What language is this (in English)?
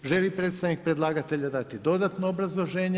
Croatian